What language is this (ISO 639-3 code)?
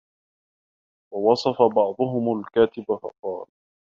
ara